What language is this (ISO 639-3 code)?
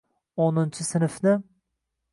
uzb